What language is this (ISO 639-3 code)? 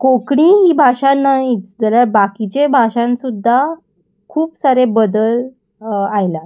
kok